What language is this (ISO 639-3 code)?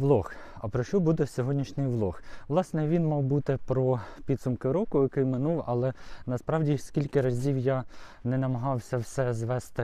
ukr